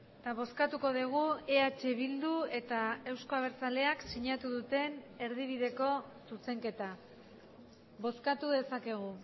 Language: Basque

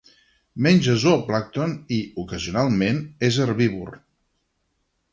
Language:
Catalan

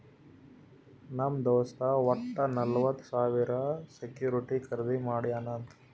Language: Kannada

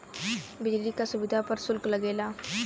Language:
Bhojpuri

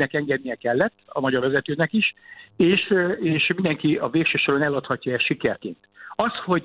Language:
Hungarian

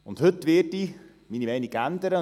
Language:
Swiss German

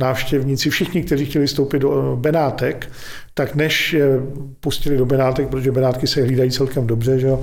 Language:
Czech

